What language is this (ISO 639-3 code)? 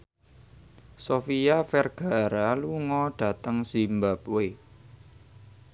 jav